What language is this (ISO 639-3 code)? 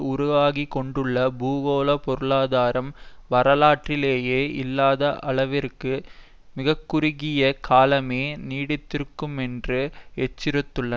tam